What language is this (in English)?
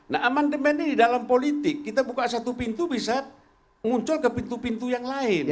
Indonesian